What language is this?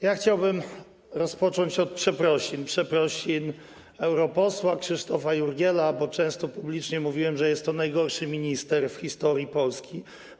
Polish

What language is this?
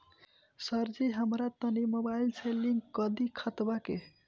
Bhojpuri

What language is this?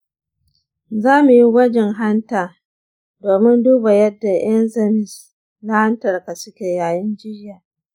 Hausa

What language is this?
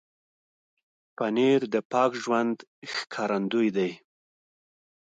Pashto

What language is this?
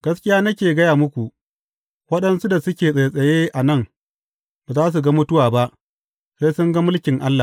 Hausa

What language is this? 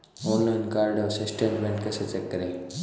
Hindi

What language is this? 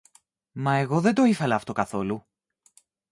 Greek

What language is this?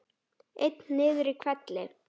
Icelandic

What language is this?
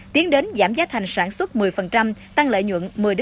Vietnamese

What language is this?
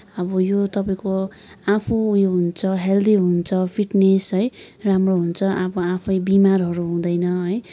Nepali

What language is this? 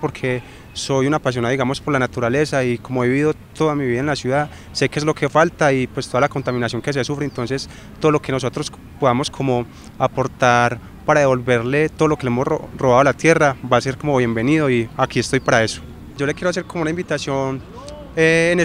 Spanish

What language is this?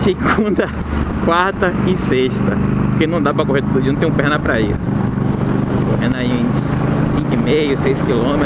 Portuguese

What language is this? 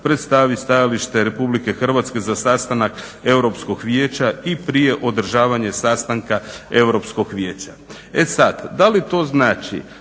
Croatian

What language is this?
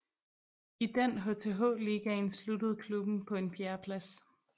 Danish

